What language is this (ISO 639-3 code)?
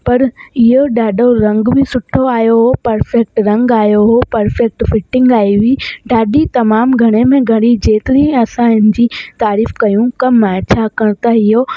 snd